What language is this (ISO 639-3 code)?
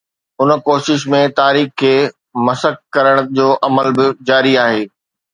snd